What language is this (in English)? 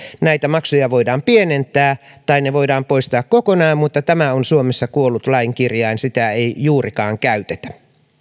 Finnish